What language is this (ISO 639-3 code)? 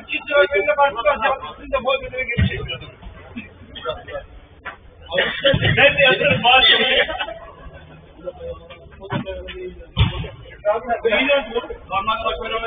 tur